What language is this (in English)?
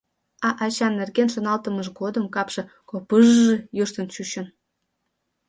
Mari